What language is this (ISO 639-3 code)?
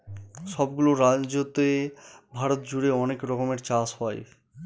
ben